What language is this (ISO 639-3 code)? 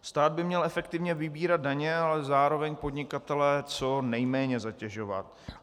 ces